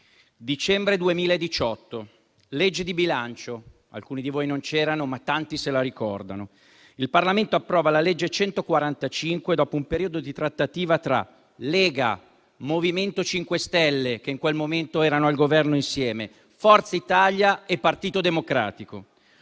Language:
Italian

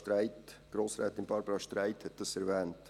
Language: Swiss German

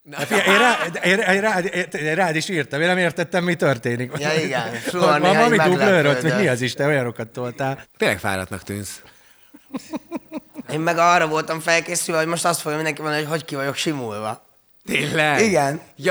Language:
Hungarian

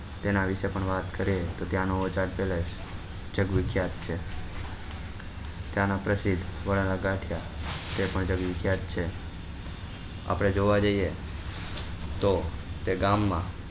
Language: Gujarati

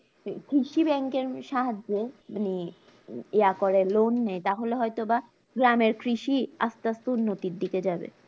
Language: Bangla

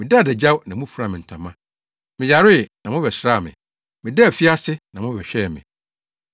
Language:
Akan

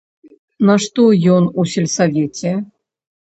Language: Belarusian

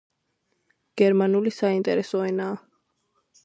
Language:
Georgian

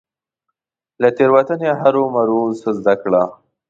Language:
Pashto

